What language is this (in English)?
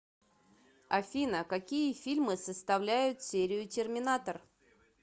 Russian